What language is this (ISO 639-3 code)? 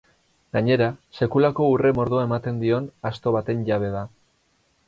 eus